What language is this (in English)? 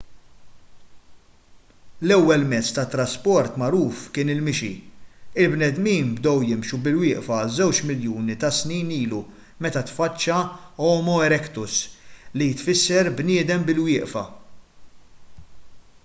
Maltese